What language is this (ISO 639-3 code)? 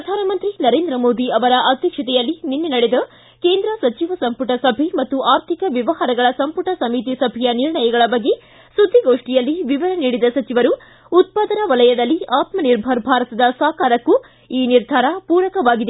kan